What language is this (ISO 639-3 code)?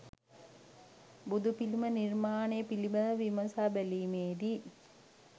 sin